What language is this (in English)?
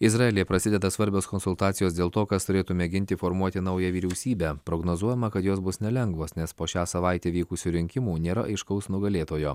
Lithuanian